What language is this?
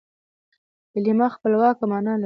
Pashto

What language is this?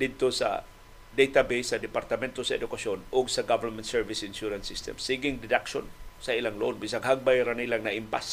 Filipino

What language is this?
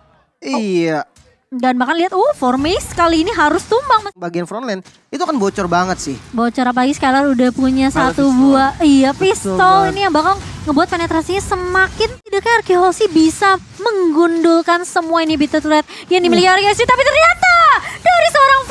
Indonesian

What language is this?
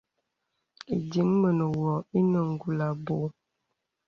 Bebele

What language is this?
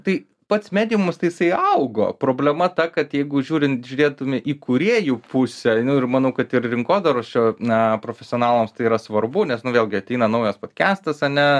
Lithuanian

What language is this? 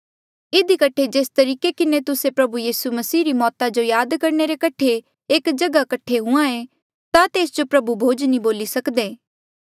Mandeali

